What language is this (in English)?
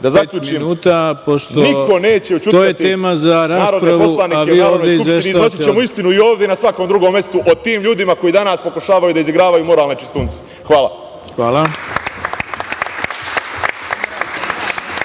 Serbian